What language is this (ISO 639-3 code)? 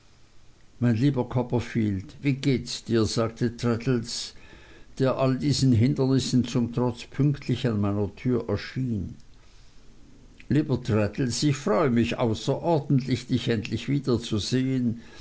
deu